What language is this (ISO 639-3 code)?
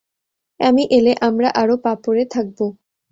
ben